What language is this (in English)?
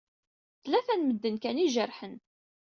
Kabyle